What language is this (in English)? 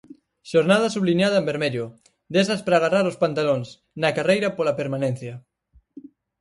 Galician